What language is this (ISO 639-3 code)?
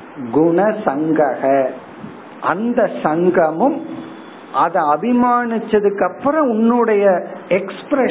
tam